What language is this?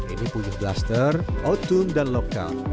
Indonesian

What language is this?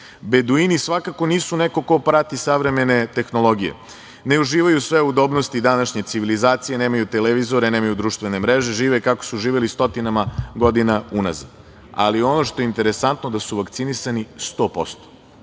Serbian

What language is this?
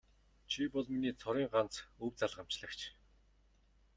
Mongolian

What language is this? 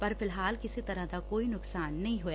Punjabi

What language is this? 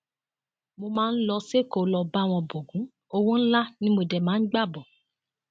Yoruba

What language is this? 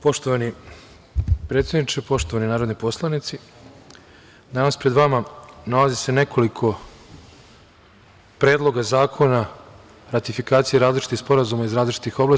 Serbian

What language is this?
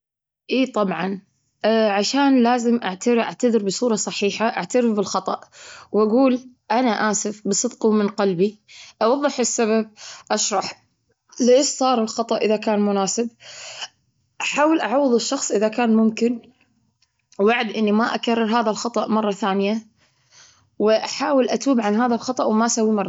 Gulf Arabic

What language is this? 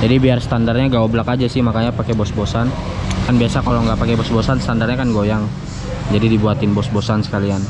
Indonesian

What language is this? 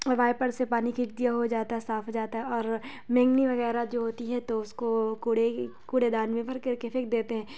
Urdu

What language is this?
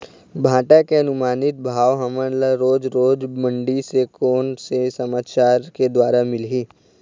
Chhattisgarhi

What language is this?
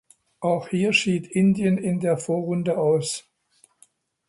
German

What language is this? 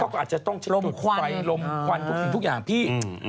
Thai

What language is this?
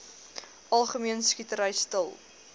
Afrikaans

